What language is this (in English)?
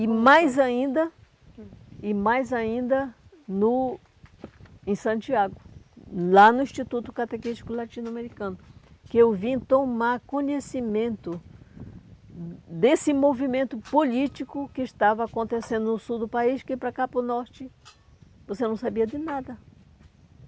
Portuguese